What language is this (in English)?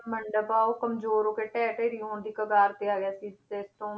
Punjabi